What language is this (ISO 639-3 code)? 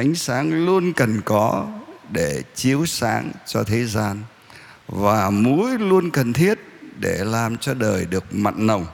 vie